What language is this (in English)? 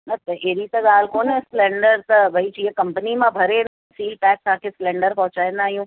Sindhi